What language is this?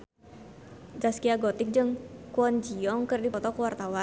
Sundanese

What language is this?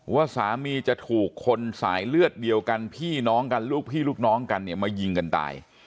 Thai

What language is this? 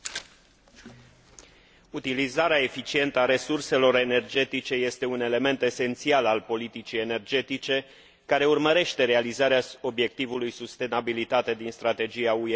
Romanian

